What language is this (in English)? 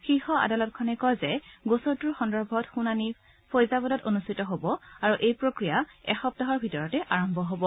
Assamese